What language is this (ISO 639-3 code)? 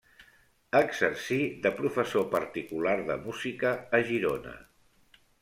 cat